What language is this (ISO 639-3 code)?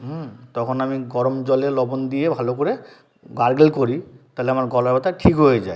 ben